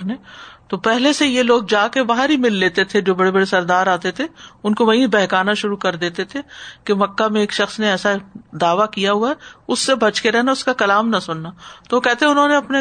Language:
Urdu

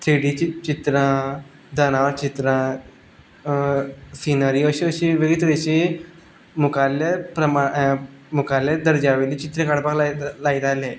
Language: Konkani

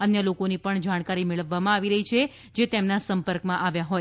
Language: Gujarati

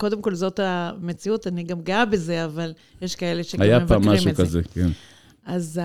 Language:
Hebrew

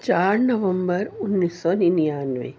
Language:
Urdu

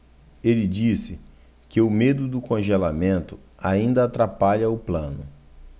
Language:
Portuguese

